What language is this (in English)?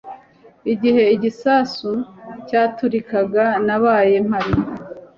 Kinyarwanda